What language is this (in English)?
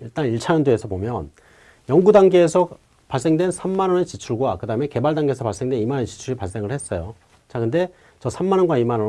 Korean